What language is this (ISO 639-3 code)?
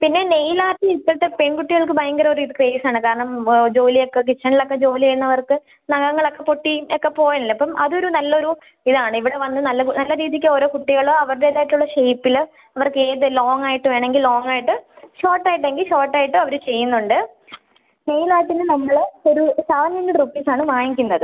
mal